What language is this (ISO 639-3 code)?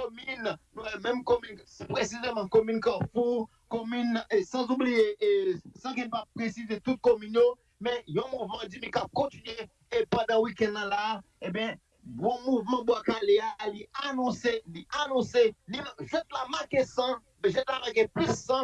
fra